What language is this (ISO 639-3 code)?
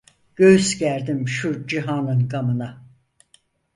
tur